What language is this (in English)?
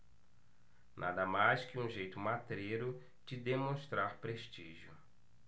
Portuguese